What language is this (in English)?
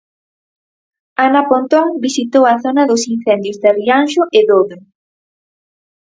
Galician